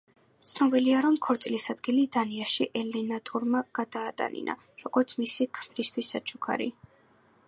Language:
Georgian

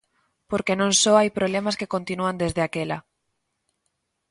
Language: Galician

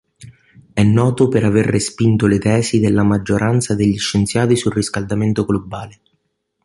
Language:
Italian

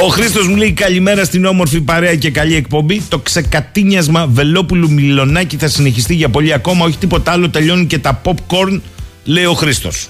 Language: Greek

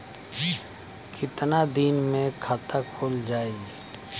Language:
Bhojpuri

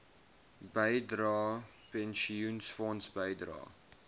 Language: Afrikaans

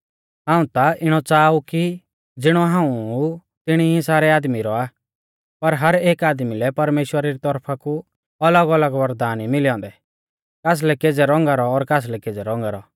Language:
Mahasu Pahari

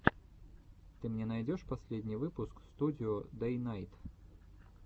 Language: Russian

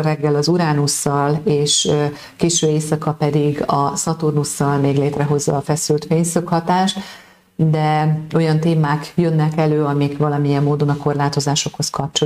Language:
Hungarian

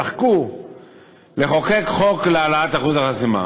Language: Hebrew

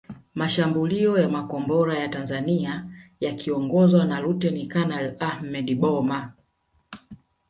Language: Swahili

